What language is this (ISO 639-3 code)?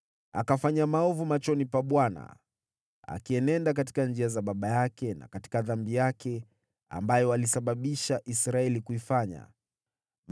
swa